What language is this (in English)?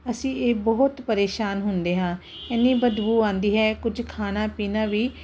Punjabi